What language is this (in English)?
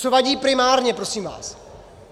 Czech